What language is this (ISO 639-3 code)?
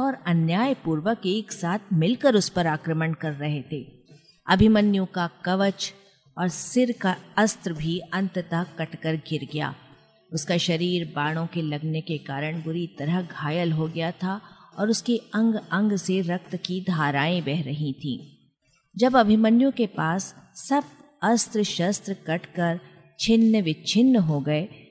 hin